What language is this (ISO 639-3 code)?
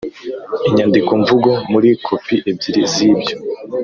kin